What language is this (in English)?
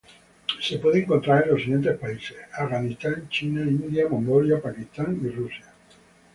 Spanish